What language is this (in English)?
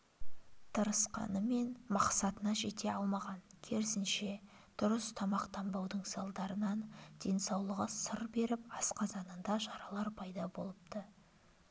Kazakh